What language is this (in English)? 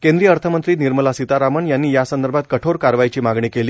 Marathi